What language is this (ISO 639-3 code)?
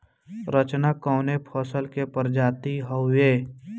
bho